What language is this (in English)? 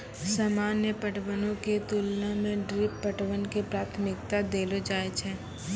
Maithili